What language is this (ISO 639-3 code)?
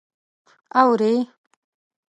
pus